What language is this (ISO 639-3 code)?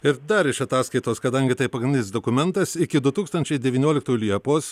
lit